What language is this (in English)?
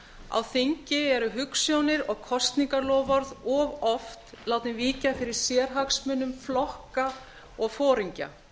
Icelandic